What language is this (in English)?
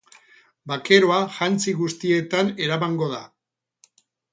Basque